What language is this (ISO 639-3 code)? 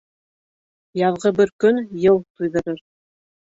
bak